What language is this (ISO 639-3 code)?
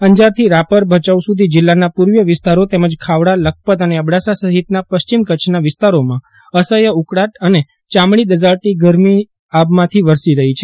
guj